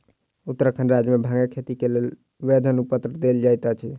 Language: Maithili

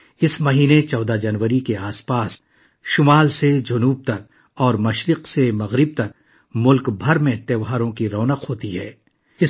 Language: Urdu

